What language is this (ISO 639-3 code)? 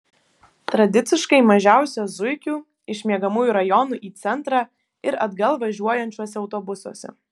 lit